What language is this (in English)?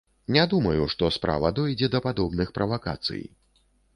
Belarusian